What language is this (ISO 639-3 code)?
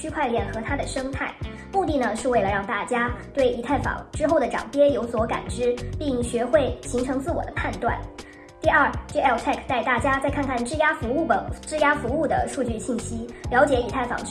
zho